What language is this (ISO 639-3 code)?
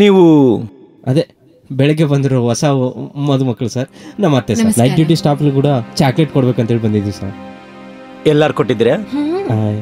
kan